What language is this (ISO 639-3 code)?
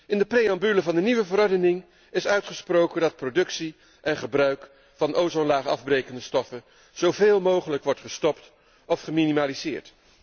nld